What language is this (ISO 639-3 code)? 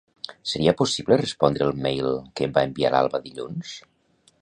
cat